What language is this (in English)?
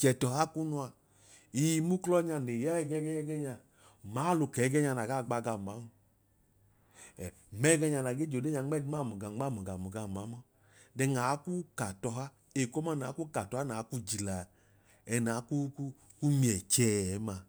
Idoma